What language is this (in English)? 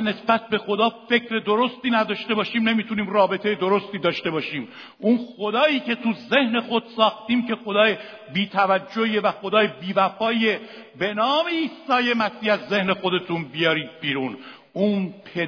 Persian